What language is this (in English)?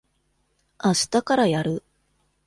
Japanese